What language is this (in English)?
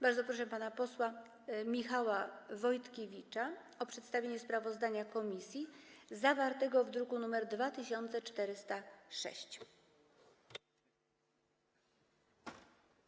Polish